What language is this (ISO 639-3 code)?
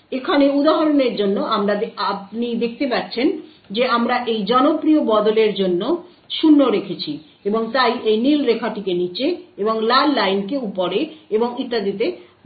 ben